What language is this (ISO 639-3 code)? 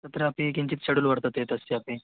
san